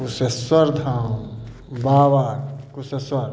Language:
Maithili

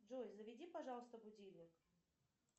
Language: Russian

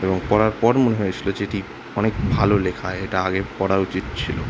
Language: Bangla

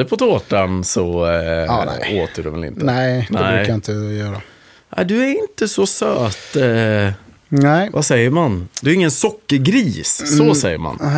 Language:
Swedish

